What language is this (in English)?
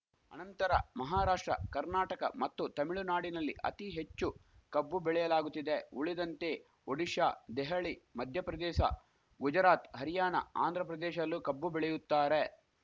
Kannada